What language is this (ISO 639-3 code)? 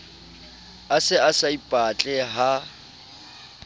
sot